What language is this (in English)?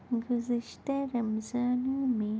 Urdu